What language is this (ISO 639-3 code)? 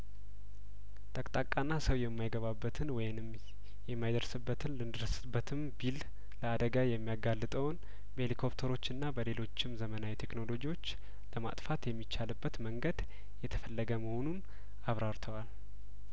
amh